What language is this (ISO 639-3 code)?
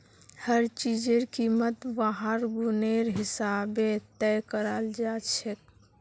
mag